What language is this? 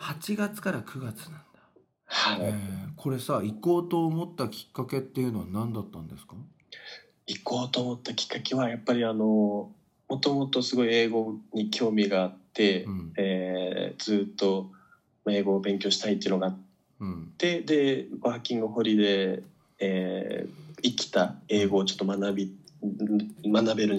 Japanese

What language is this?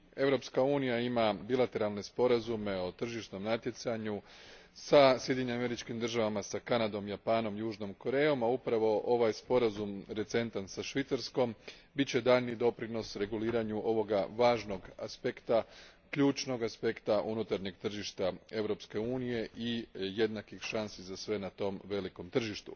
Croatian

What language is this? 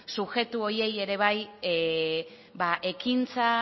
Basque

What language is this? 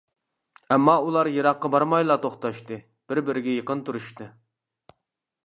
Uyghur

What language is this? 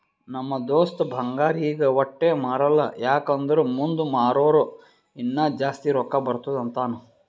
Kannada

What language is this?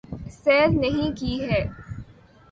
Urdu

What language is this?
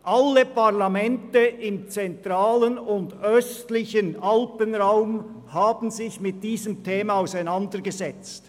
Swiss German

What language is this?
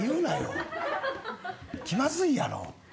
Japanese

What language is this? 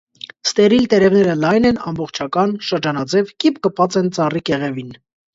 Armenian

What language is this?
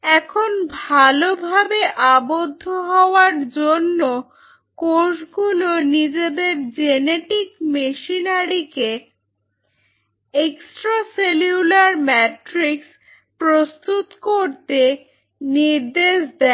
Bangla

